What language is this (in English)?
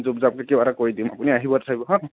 Assamese